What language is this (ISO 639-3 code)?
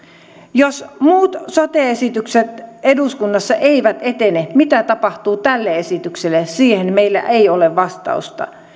fin